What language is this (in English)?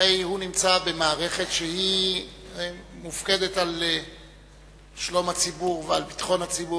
Hebrew